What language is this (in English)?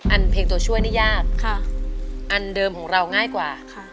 Thai